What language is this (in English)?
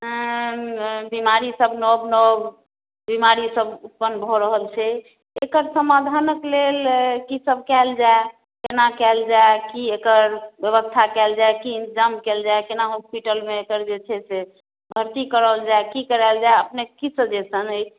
Maithili